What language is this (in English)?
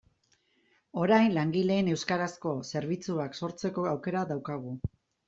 Basque